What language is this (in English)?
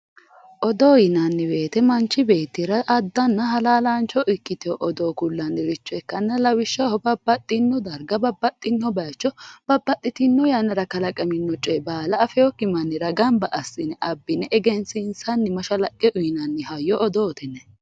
Sidamo